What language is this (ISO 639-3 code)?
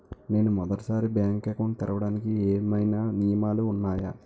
tel